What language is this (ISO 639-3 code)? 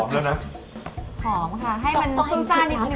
tha